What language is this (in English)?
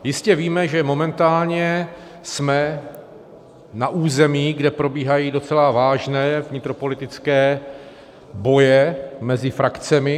Czech